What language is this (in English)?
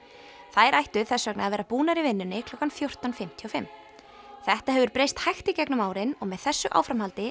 Icelandic